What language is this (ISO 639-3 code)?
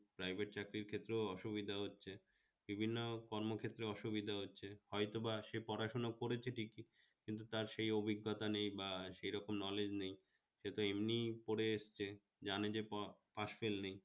ben